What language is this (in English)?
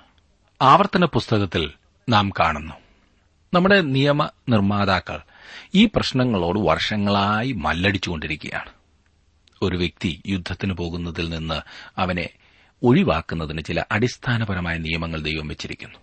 Malayalam